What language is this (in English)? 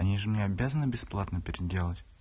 Russian